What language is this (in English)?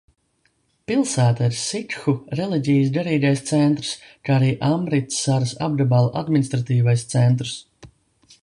Latvian